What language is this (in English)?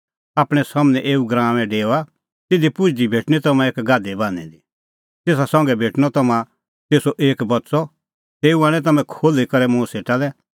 Kullu Pahari